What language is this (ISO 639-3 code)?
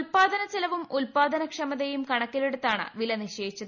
mal